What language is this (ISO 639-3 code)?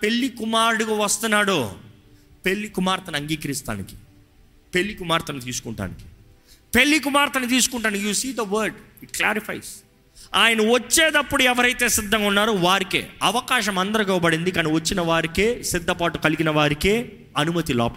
tel